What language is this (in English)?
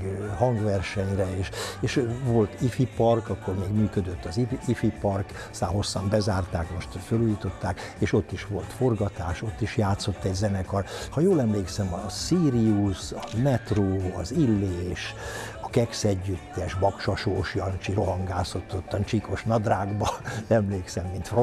Hungarian